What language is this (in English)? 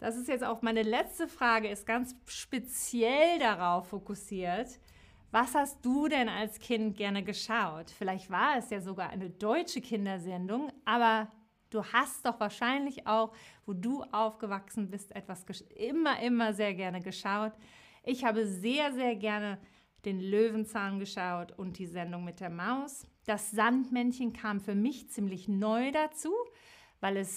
German